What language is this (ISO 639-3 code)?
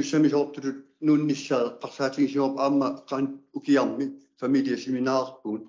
ara